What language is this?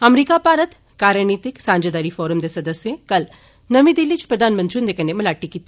Dogri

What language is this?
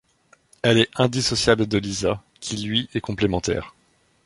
French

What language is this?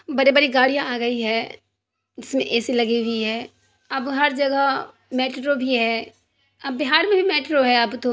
Urdu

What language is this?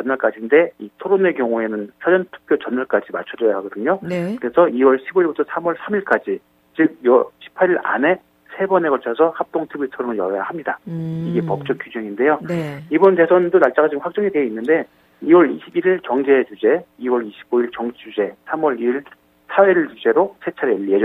Korean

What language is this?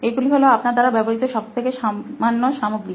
Bangla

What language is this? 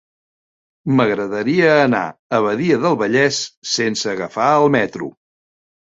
Catalan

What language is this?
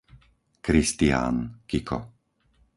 Slovak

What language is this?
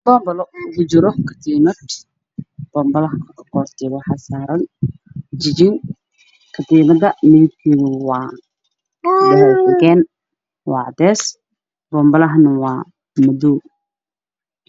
Somali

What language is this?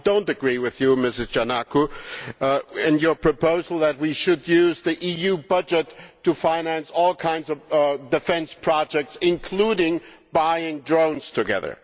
English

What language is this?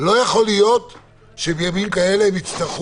Hebrew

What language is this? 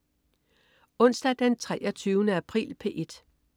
Danish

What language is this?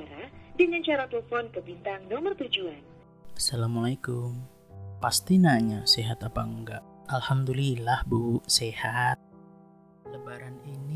Indonesian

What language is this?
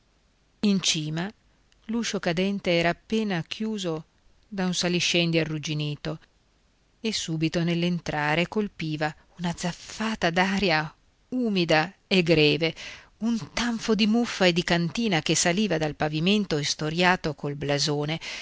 Italian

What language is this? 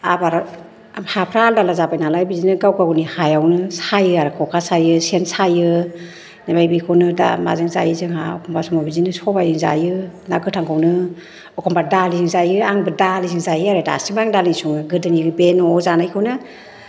Bodo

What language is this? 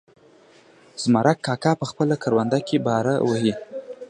Pashto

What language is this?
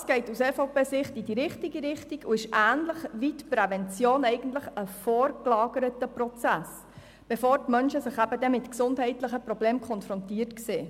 Swiss German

